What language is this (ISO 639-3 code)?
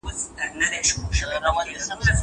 pus